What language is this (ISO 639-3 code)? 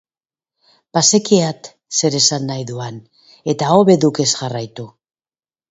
eus